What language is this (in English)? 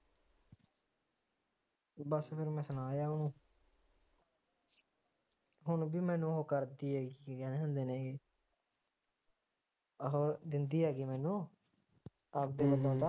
Punjabi